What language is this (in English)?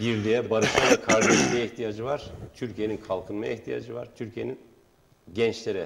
Turkish